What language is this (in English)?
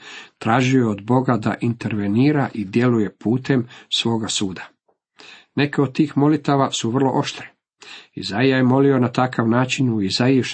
Croatian